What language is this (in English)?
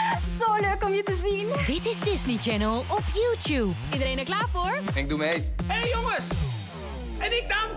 Dutch